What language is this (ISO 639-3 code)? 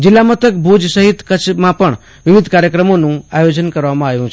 guj